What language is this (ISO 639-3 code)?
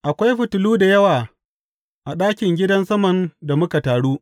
hau